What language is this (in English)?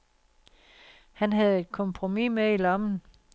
Danish